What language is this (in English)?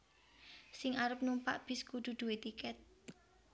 Javanese